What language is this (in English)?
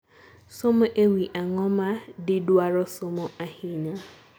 Luo (Kenya and Tanzania)